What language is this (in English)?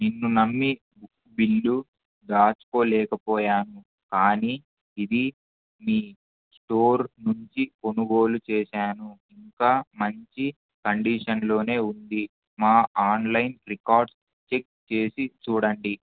Telugu